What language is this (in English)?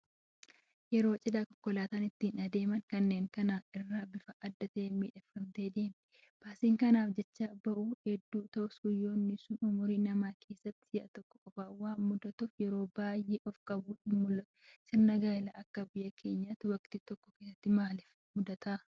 Oromo